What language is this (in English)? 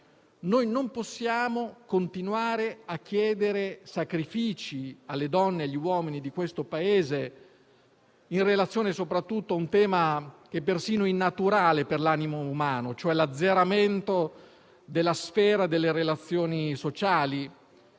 Italian